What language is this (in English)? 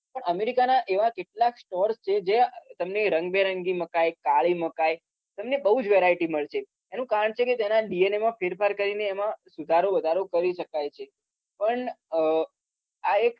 Gujarati